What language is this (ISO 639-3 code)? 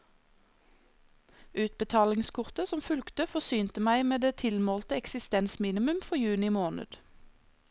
nor